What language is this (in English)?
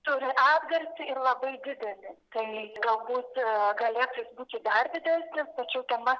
Lithuanian